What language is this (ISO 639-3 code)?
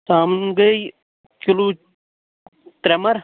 kas